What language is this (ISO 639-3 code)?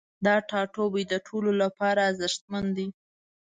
pus